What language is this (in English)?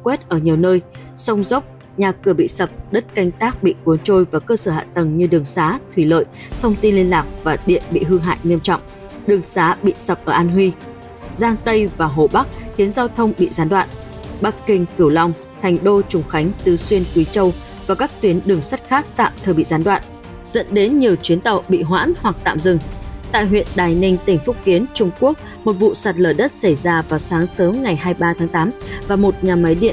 Vietnamese